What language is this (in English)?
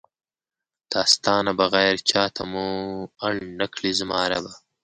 Pashto